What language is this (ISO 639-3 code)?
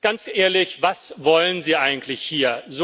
deu